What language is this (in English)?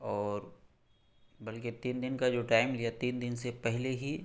Urdu